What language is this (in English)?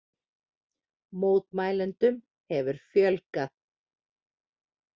Icelandic